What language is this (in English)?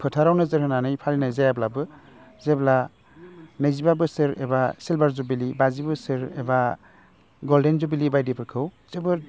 Bodo